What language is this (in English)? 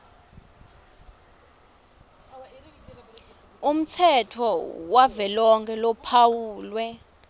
Swati